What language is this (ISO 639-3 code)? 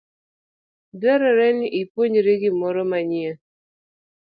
luo